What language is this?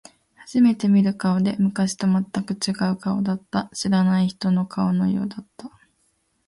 Japanese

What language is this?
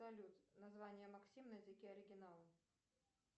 Russian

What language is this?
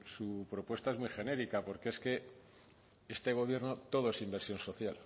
Spanish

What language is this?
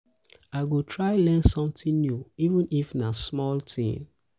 Nigerian Pidgin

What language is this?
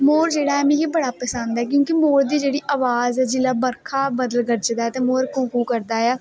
Dogri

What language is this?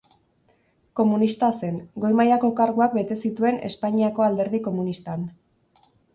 Basque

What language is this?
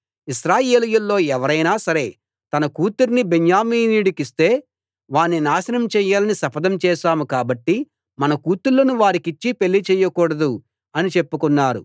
Telugu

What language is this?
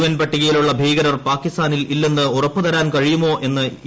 Malayalam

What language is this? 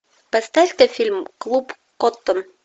Russian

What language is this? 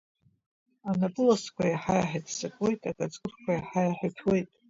Abkhazian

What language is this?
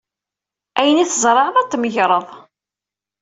Kabyle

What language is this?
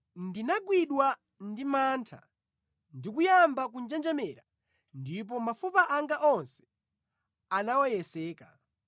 Nyanja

